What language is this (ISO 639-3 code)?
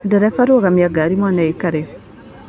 kik